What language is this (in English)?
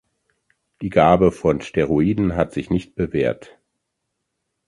German